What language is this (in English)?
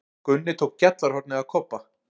Icelandic